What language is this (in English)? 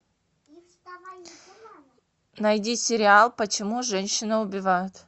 Russian